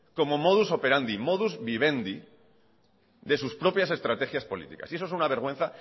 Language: Spanish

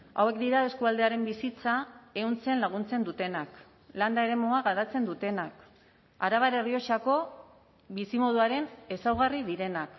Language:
Basque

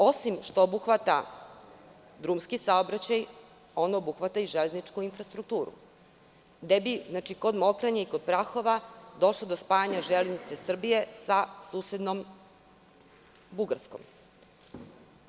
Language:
Serbian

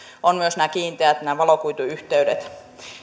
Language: Finnish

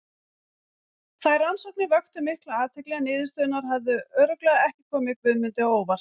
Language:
Icelandic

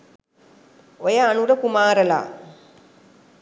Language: Sinhala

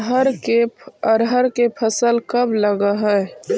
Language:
Magahi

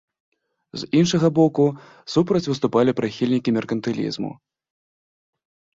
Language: Belarusian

